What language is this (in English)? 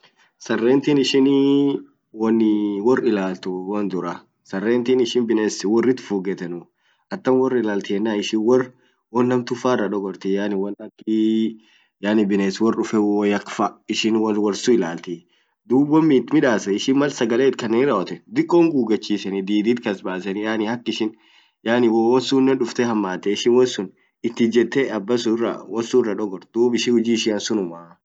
Orma